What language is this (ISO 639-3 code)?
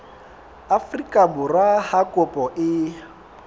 sot